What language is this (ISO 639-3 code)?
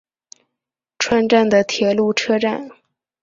zho